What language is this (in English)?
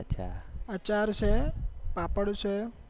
Gujarati